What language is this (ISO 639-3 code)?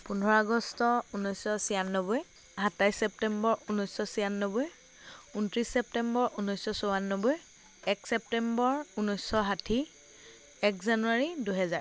asm